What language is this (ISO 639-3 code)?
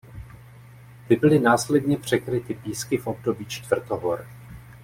ces